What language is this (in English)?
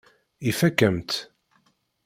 Kabyle